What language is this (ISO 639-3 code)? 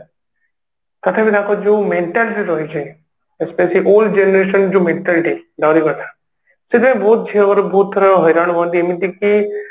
ori